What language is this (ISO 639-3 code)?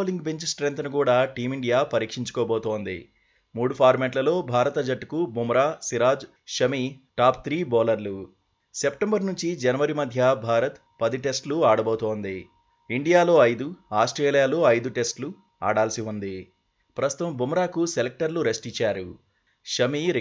tel